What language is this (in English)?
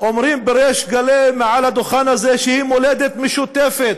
Hebrew